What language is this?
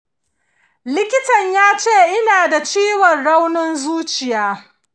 Hausa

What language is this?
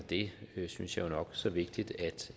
Danish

